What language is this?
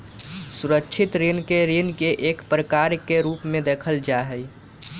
Magahi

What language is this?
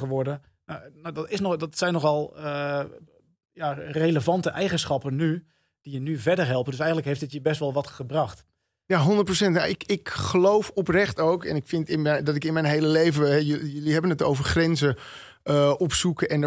Dutch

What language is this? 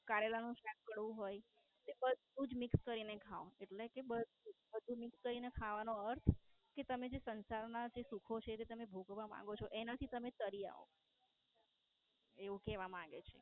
Gujarati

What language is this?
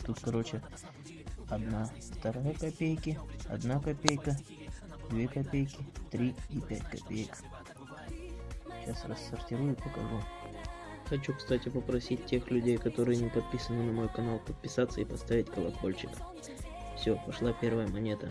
Russian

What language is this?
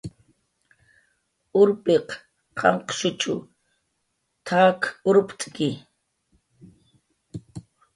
Jaqaru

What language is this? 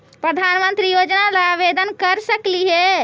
Magahi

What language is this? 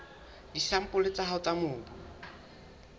Southern Sotho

